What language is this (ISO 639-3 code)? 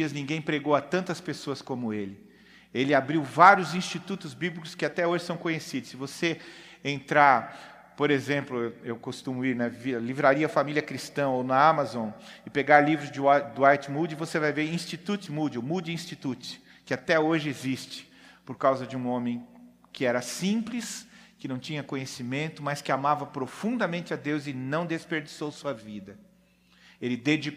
por